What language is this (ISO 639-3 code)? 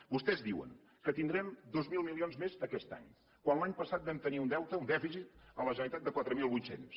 cat